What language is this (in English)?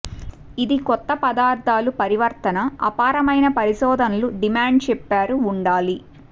Telugu